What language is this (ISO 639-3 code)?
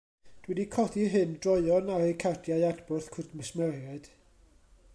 cym